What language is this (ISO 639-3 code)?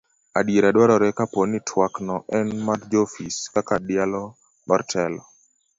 luo